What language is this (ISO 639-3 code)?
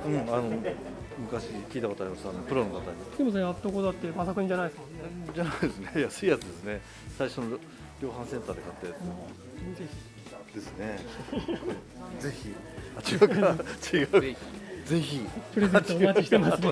jpn